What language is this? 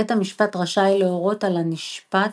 Hebrew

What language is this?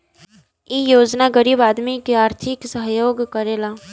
Bhojpuri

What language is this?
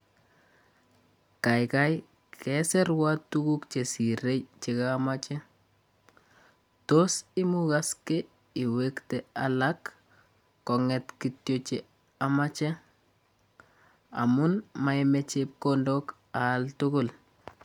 Kalenjin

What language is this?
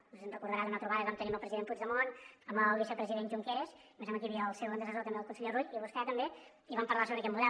Catalan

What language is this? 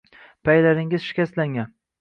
Uzbek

